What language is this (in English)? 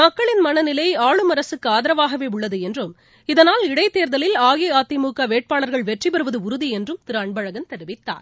Tamil